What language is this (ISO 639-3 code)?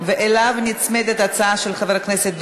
heb